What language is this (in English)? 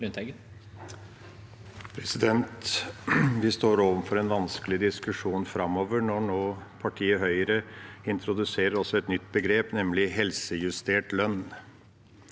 Norwegian